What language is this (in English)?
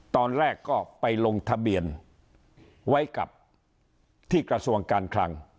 Thai